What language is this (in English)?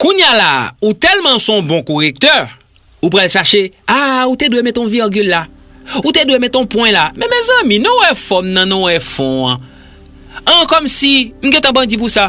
French